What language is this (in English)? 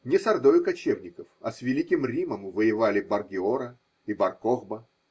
Russian